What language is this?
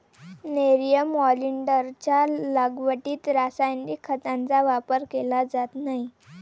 Marathi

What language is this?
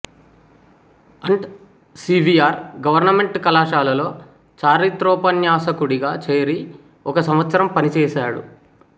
Telugu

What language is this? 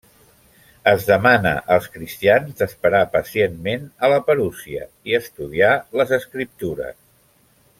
Catalan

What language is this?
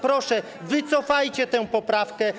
Polish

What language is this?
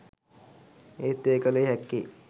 Sinhala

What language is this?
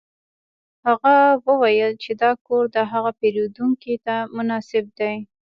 Pashto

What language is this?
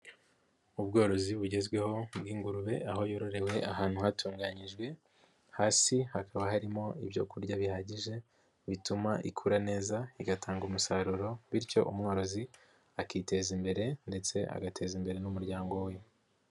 Kinyarwanda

